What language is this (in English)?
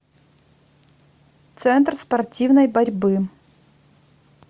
Russian